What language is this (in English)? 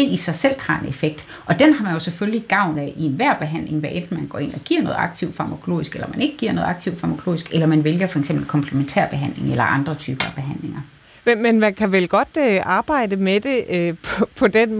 Danish